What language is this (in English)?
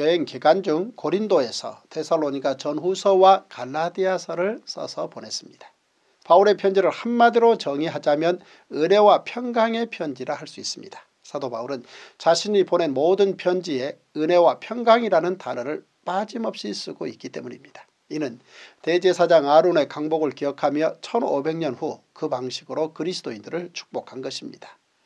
Korean